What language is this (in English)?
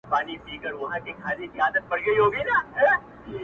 Pashto